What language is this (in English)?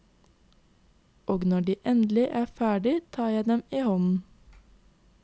Norwegian